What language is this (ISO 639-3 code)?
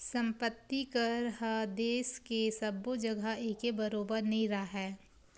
hne